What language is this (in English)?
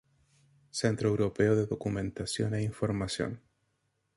Spanish